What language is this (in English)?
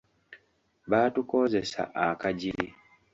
Ganda